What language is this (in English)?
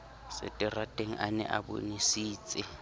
Southern Sotho